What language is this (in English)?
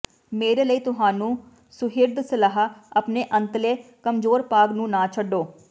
Punjabi